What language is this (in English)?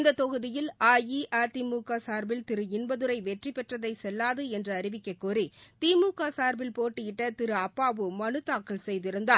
Tamil